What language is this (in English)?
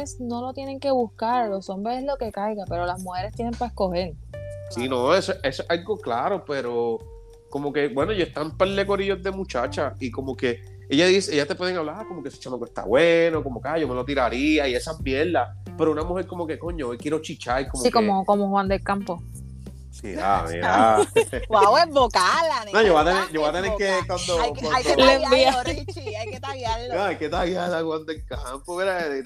Spanish